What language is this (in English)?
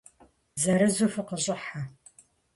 Kabardian